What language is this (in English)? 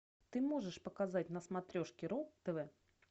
Russian